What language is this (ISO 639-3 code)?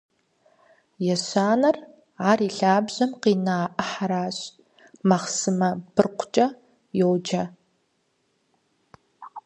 kbd